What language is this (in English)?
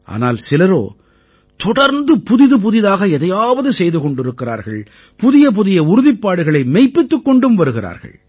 Tamil